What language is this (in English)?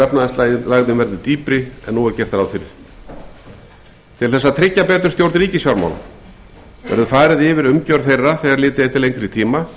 Icelandic